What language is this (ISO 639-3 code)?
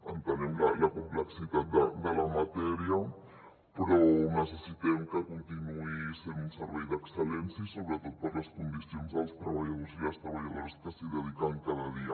cat